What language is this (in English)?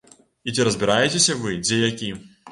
Belarusian